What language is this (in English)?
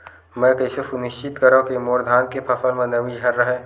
Chhattisgarhi